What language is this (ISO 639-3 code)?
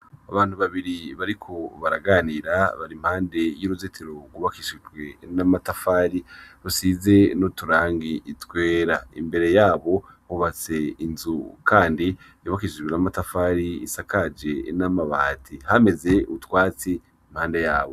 run